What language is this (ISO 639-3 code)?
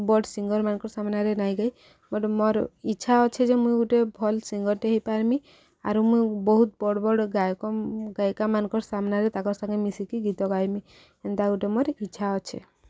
ori